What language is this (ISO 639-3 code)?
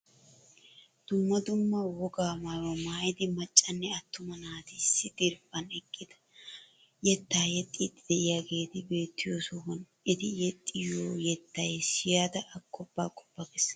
wal